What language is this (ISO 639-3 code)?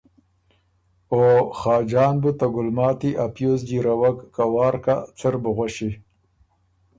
oru